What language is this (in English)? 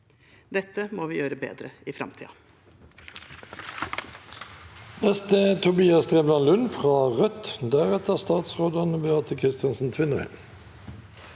Norwegian